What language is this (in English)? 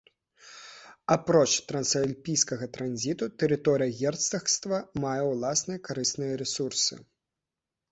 Belarusian